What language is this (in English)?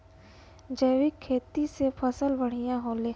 Bhojpuri